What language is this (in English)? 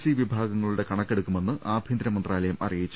Malayalam